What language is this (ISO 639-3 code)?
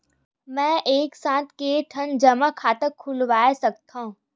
hne